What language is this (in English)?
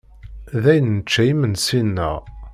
Kabyle